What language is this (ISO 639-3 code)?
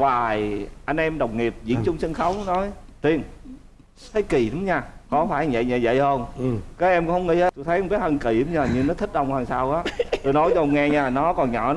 vie